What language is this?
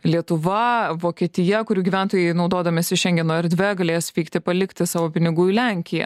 Lithuanian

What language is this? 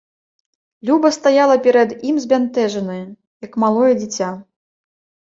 Belarusian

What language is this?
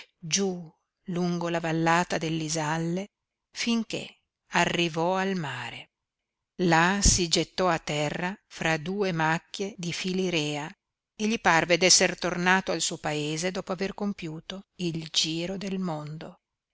Italian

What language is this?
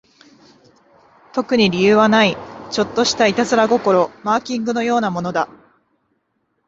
Japanese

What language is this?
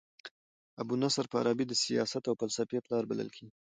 Pashto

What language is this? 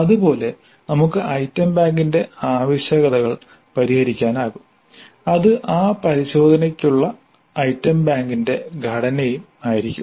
Malayalam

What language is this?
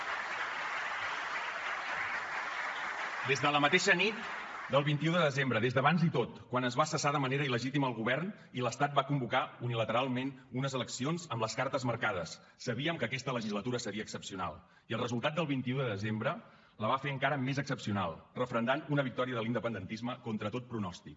Catalan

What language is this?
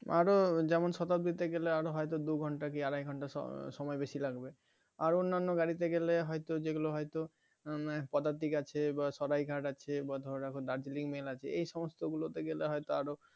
Bangla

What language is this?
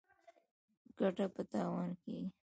Pashto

